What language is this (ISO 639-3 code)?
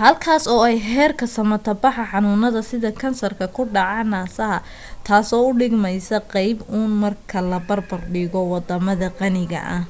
som